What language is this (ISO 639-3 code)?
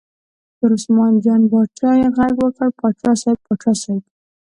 pus